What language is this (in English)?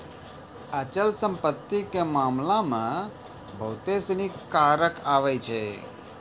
Maithili